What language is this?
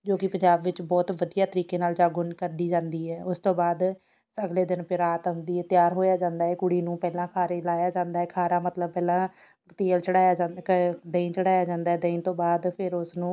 Punjabi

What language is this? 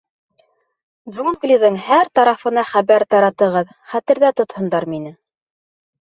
Bashkir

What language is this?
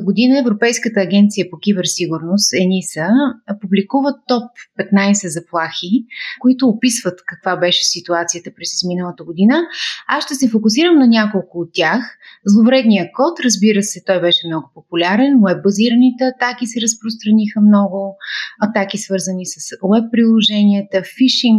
Bulgarian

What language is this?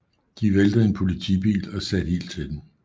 Danish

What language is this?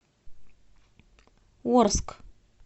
Russian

